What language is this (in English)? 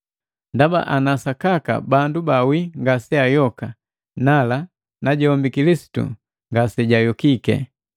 Matengo